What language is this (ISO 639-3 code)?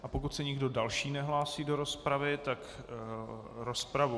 ces